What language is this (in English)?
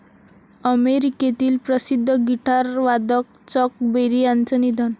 Marathi